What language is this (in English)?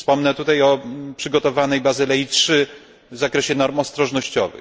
Polish